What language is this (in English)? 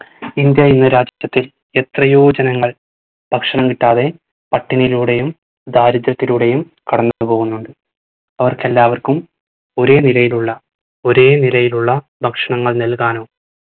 Malayalam